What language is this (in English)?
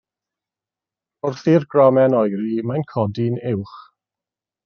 Welsh